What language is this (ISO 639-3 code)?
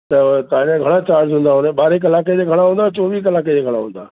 snd